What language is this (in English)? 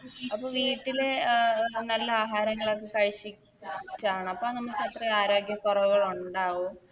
Malayalam